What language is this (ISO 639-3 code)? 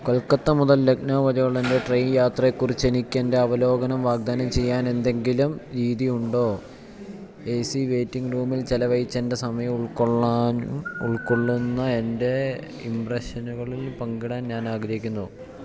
mal